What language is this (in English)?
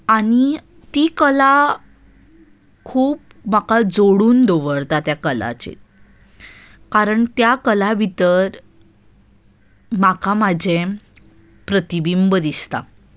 Konkani